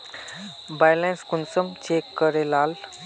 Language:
Magahi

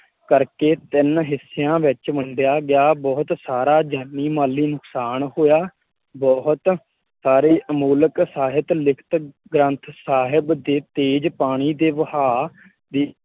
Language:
Punjabi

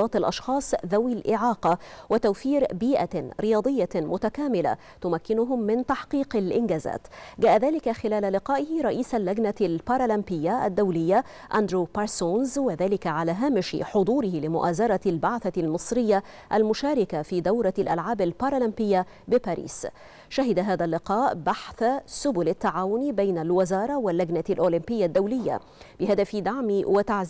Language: Arabic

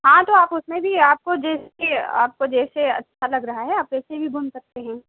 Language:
Urdu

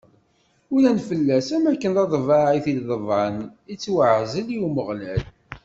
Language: Kabyle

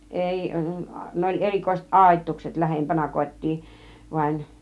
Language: Finnish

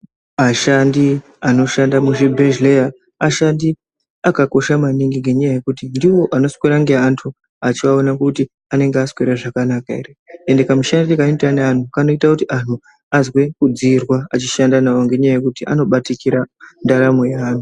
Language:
Ndau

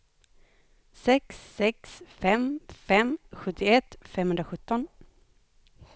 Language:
Swedish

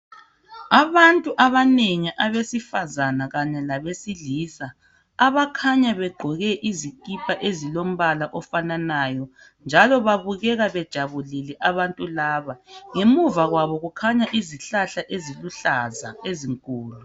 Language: North Ndebele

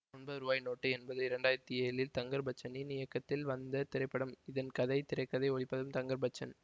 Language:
Tamil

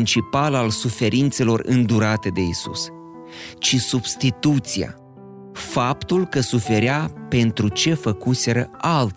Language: Romanian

